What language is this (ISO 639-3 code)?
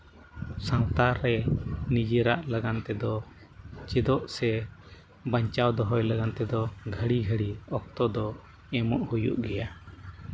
sat